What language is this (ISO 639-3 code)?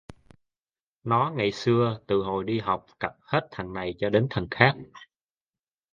vie